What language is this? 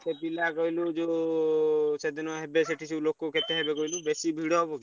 Odia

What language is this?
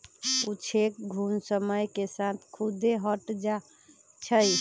Magahi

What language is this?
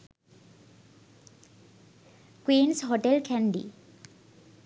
Sinhala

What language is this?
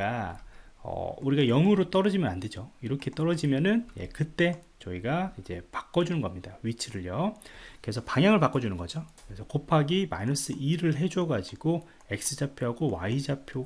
Korean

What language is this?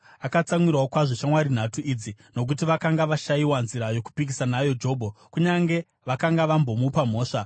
Shona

